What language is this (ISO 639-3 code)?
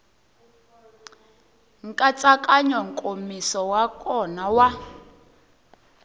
tso